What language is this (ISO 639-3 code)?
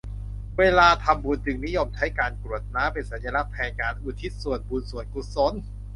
tha